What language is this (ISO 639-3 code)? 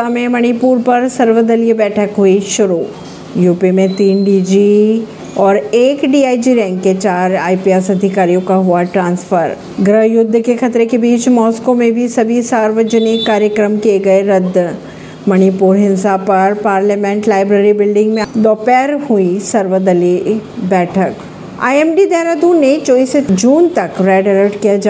hin